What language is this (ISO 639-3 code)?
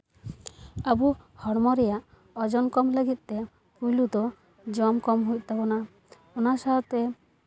sat